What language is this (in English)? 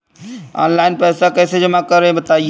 Hindi